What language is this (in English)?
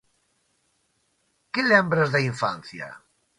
Galician